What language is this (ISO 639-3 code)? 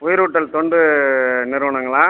tam